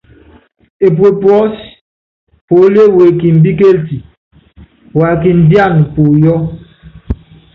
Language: Yangben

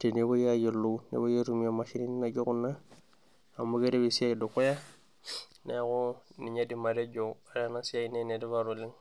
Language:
Masai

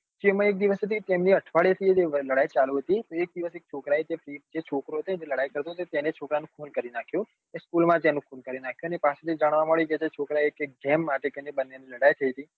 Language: Gujarati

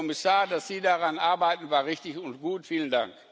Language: German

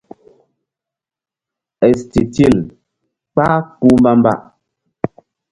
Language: Mbum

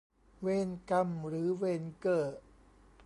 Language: Thai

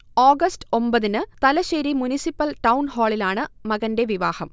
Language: Malayalam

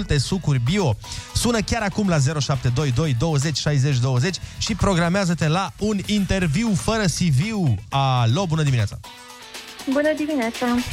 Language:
Romanian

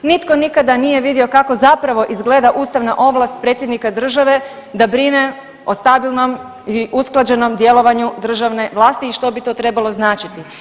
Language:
Croatian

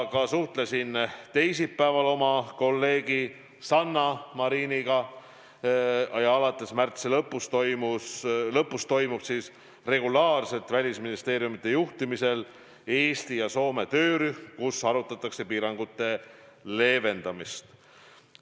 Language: Estonian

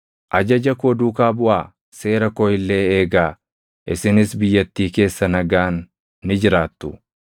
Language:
Oromo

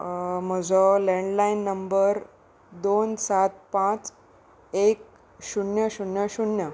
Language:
Konkani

